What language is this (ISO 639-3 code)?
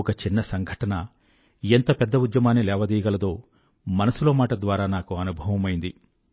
tel